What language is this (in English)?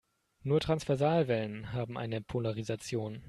German